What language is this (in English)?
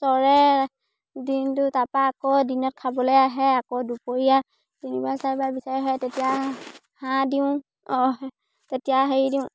Assamese